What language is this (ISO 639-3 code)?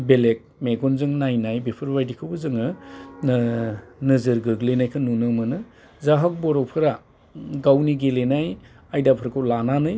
brx